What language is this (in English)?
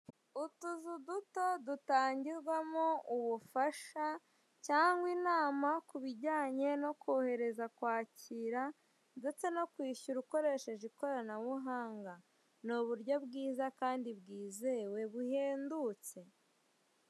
Kinyarwanda